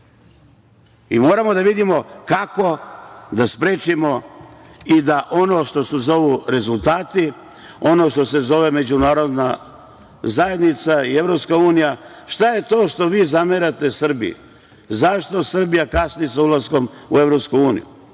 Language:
Serbian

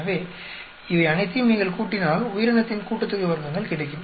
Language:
Tamil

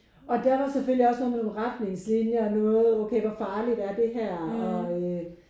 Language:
Danish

